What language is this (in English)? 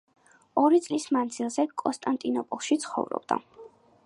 Georgian